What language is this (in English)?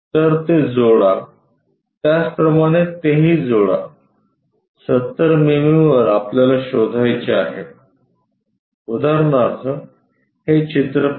Marathi